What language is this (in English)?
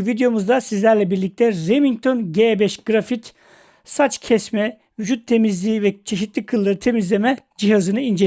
Turkish